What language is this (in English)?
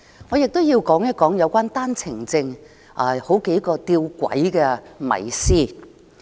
Cantonese